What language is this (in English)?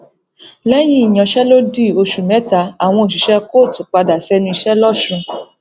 Yoruba